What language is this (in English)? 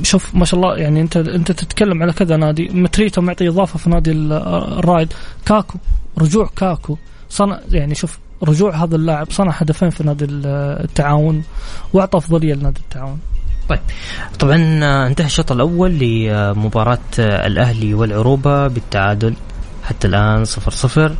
Arabic